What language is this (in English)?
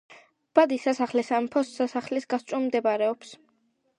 Georgian